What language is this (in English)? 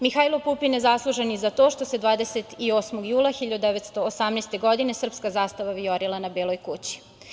Serbian